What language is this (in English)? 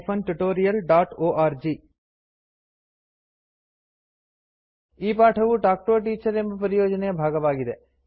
Kannada